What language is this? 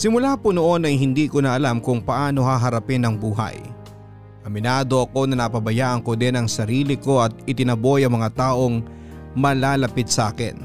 Filipino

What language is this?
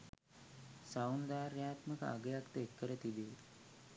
Sinhala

